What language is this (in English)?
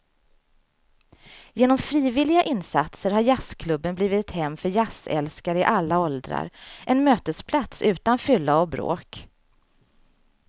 Swedish